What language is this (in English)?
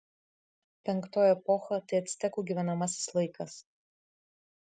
Lithuanian